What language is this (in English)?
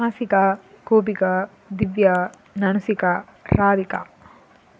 Tamil